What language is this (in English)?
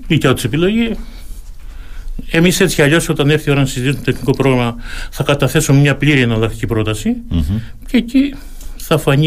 Greek